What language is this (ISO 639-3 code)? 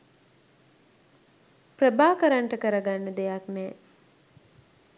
sin